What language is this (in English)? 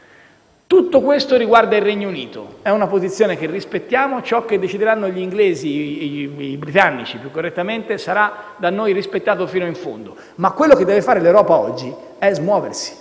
Italian